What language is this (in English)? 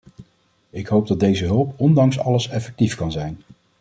Dutch